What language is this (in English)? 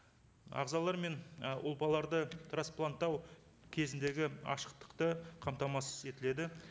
Kazakh